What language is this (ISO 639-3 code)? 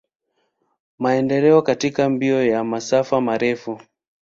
swa